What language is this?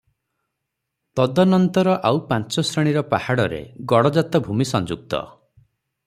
Odia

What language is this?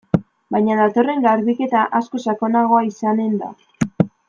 Basque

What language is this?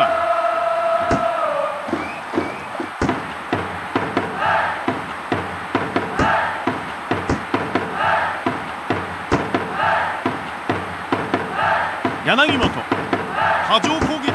Japanese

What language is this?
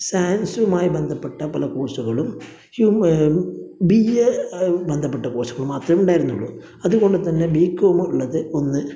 Malayalam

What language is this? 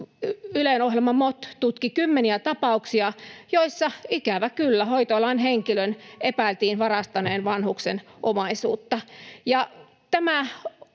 Finnish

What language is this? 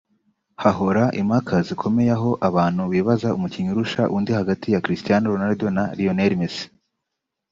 Kinyarwanda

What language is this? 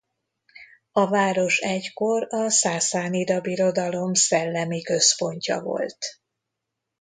Hungarian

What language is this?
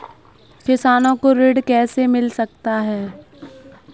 Hindi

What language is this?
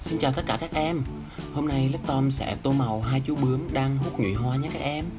Vietnamese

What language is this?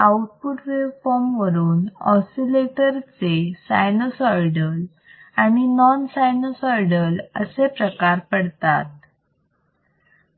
Marathi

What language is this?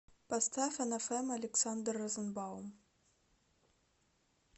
Russian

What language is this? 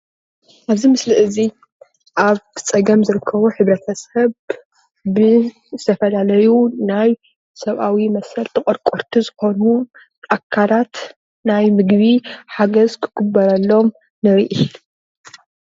Tigrinya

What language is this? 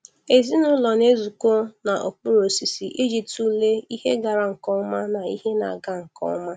Igbo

